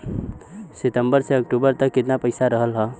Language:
Bhojpuri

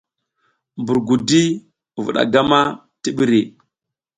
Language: South Giziga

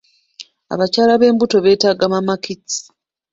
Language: Ganda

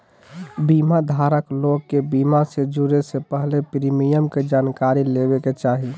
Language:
Magahi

